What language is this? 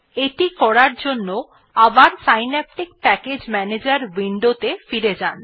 Bangla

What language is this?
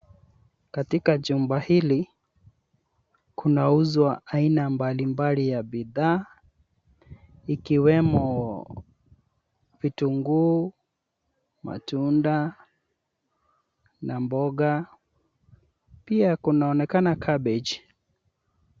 Swahili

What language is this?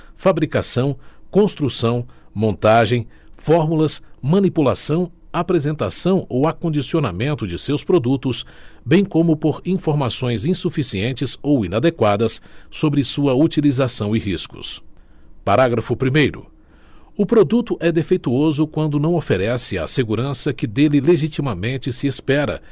Portuguese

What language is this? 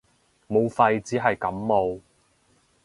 Cantonese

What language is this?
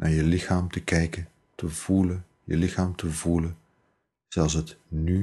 Dutch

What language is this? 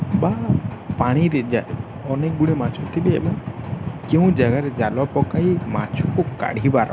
Odia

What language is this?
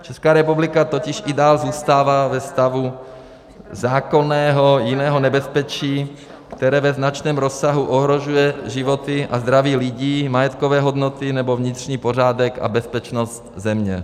Czech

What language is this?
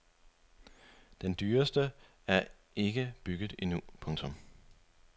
Danish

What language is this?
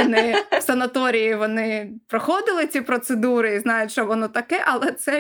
Ukrainian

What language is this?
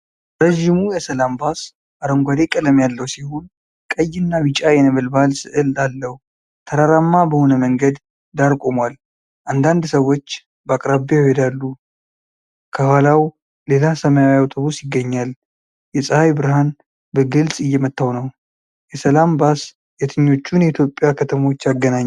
Amharic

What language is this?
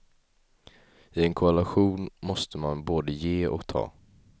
Swedish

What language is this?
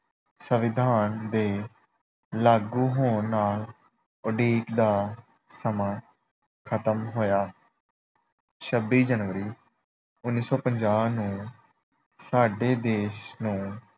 Punjabi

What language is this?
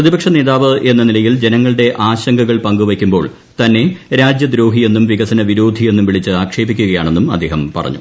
Malayalam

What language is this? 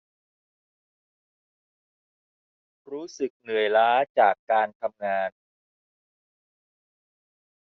Thai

